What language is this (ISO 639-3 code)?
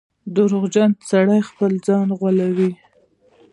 pus